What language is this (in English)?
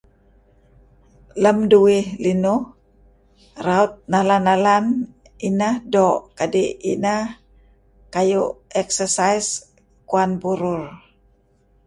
Kelabit